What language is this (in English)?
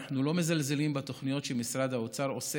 Hebrew